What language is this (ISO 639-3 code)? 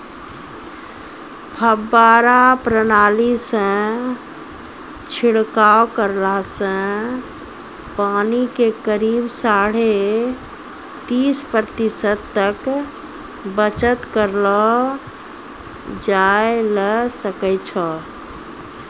mai